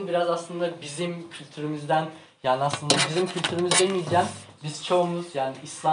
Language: Turkish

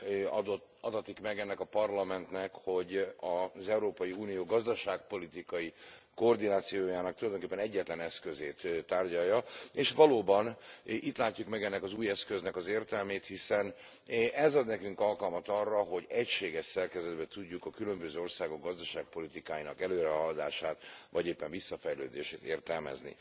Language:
Hungarian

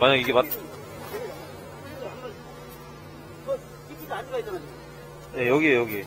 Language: Korean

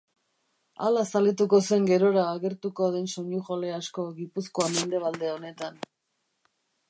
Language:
Basque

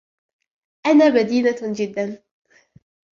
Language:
Arabic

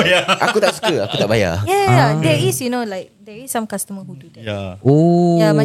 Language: Malay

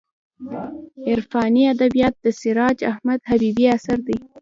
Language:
Pashto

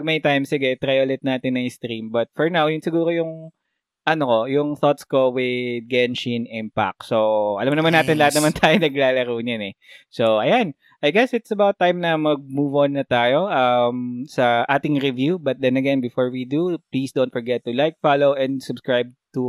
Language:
Filipino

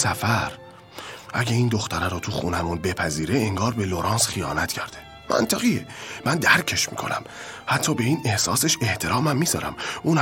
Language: Persian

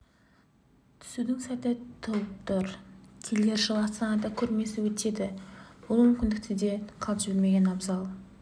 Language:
Kazakh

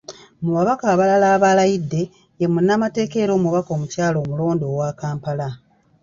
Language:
Ganda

